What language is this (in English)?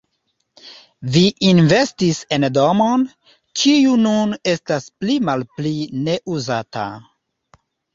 Esperanto